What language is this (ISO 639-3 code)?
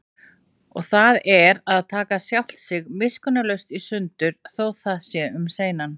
isl